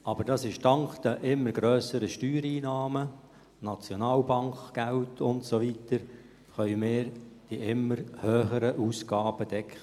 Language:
Swiss German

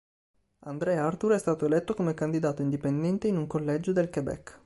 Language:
Italian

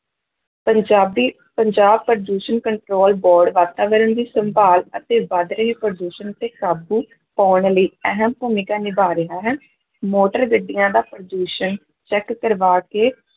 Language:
Punjabi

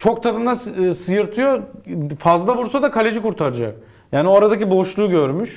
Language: Turkish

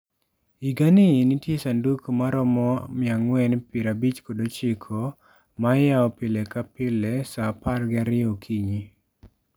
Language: Luo (Kenya and Tanzania)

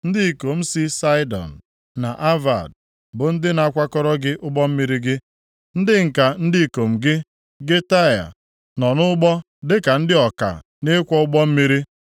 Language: Igbo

